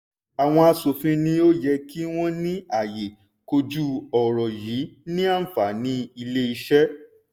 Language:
Yoruba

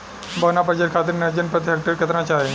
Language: Bhojpuri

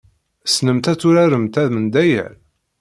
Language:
Kabyle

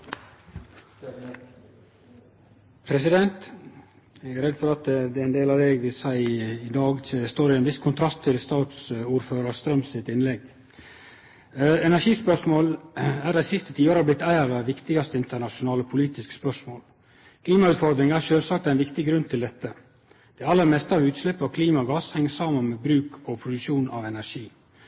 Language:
Norwegian Nynorsk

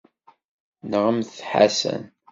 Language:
Kabyle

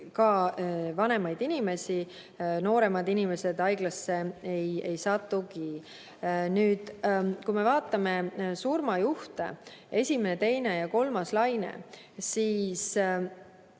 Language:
Estonian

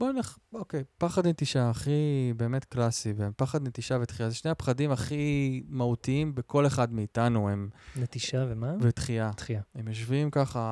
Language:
Hebrew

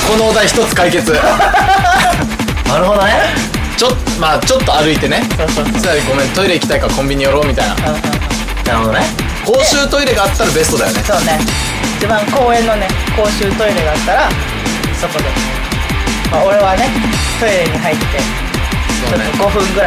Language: Japanese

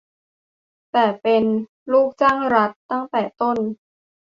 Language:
Thai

